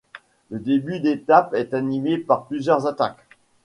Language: French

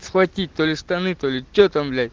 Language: Russian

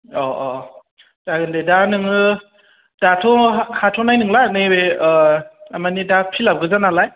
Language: Bodo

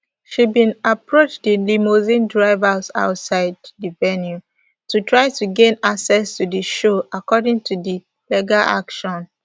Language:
Nigerian Pidgin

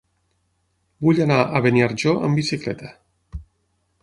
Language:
Catalan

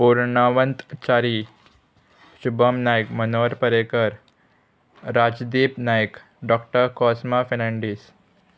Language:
Konkani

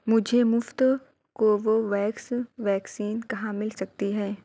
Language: Urdu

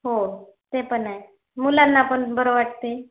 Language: Marathi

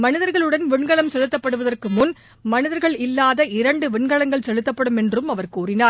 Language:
Tamil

